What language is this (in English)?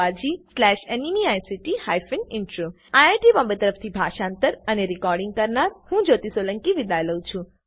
Gujarati